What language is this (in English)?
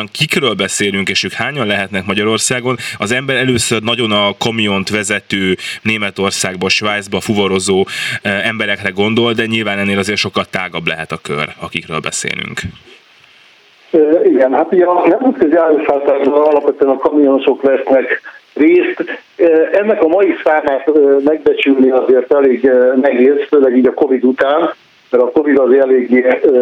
Hungarian